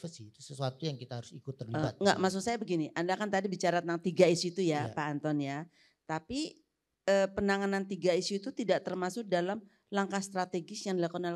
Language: Indonesian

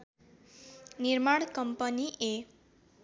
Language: Nepali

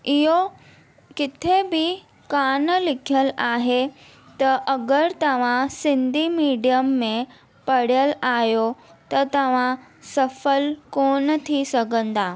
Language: Sindhi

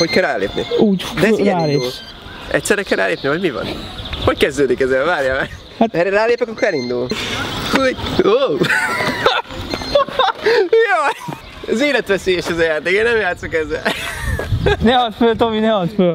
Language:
Hungarian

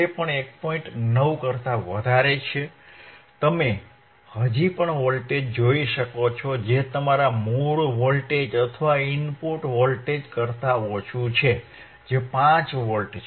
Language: Gujarati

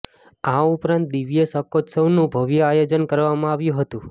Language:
Gujarati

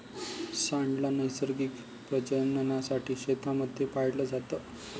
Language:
Marathi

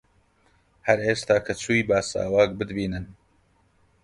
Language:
Central Kurdish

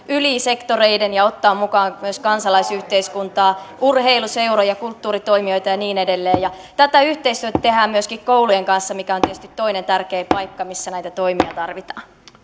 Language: Finnish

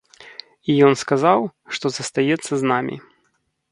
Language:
Belarusian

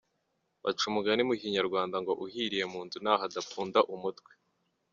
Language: Kinyarwanda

